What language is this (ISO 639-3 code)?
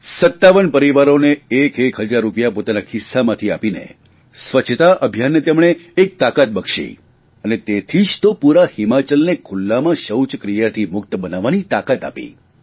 guj